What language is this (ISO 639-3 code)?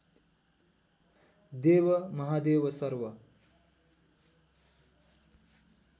nep